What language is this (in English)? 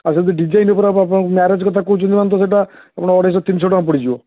Odia